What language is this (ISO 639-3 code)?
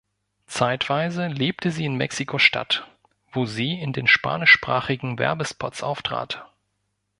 deu